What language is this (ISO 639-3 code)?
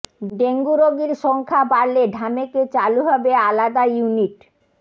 ben